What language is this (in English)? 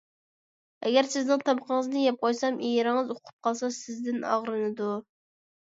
Uyghur